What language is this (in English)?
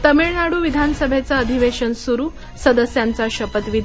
Marathi